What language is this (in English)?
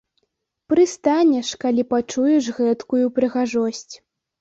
Belarusian